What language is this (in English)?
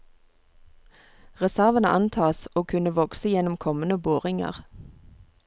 Norwegian